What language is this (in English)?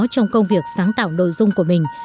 Vietnamese